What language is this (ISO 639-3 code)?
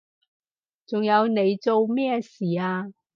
yue